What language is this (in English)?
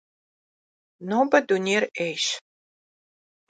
Kabardian